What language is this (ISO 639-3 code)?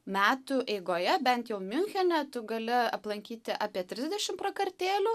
lit